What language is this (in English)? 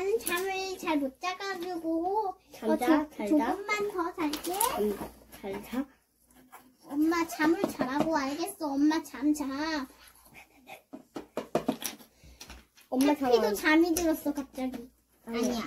Korean